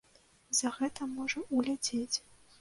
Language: Belarusian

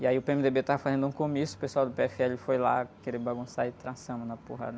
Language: Portuguese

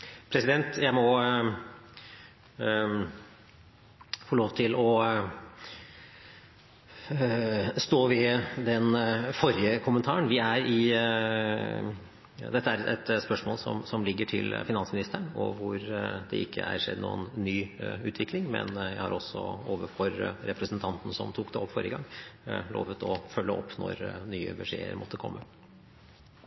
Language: Norwegian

